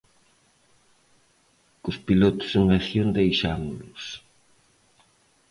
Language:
Galician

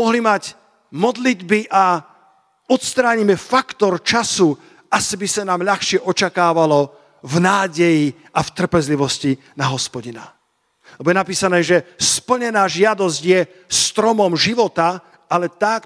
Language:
Slovak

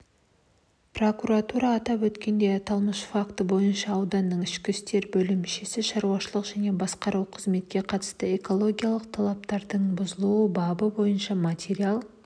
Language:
Kazakh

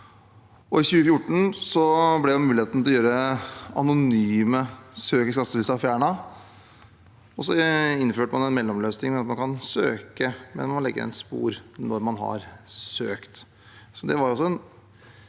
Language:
Norwegian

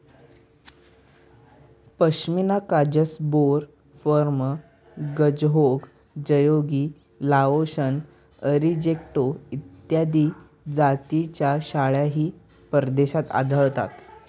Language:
Marathi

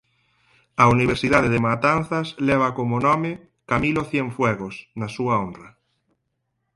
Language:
Galician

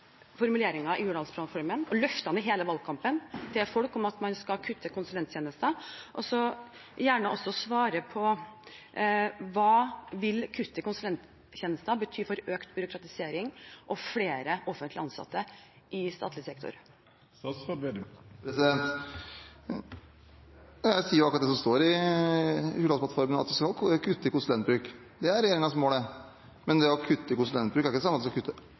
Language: Norwegian Bokmål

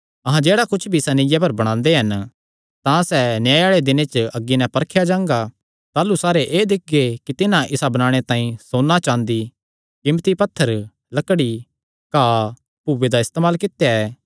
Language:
Kangri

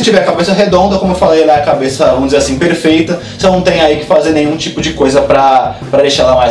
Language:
Portuguese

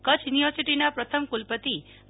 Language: Gujarati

